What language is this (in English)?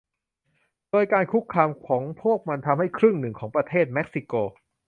Thai